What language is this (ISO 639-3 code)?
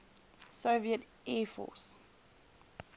eng